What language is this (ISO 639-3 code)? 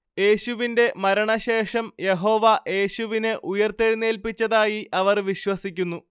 mal